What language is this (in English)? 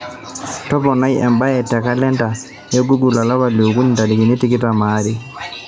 Masai